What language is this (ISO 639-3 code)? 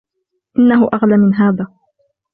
ara